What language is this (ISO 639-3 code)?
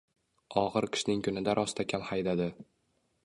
uzb